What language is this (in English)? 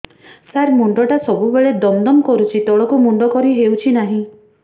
Odia